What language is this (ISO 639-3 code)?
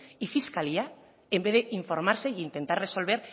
spa